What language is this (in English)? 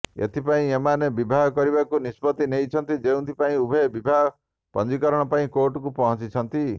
Odia